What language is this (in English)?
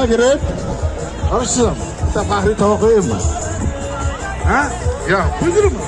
Turkish